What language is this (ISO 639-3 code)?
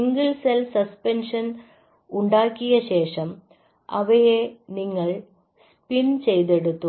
mal